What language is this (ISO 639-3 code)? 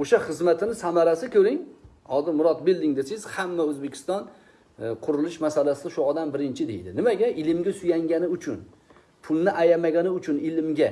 uzb